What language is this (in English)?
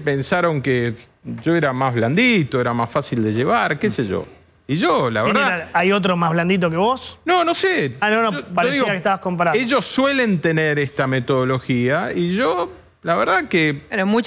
Spanish